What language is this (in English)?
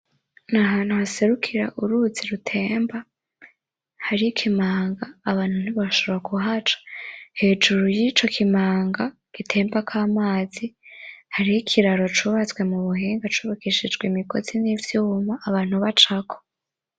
Rundi